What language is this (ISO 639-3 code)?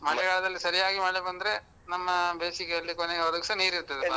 kan